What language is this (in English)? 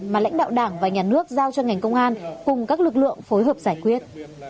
Vietnamese